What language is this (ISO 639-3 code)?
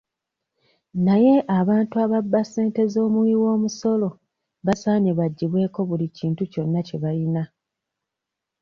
lug